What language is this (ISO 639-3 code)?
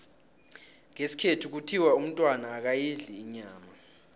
nbl